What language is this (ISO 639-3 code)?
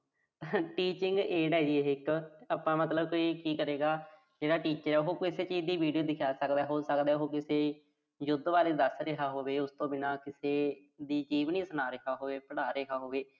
pan